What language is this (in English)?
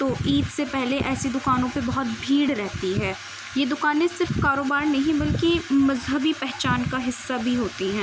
Urdu